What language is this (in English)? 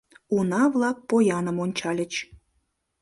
Mari